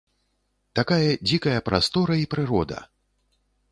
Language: Belarusian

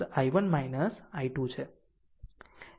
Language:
Gujarati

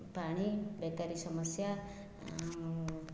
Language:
Odia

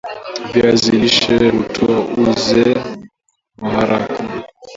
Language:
Swahili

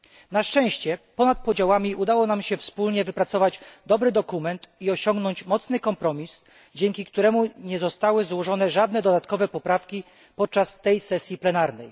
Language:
Polish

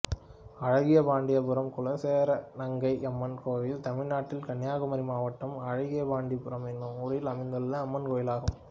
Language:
Tamil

